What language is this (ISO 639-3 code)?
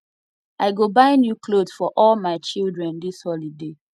pcm